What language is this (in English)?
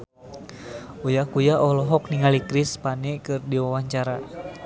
Sundanese